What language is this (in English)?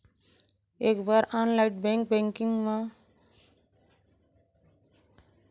Chhattisgarhi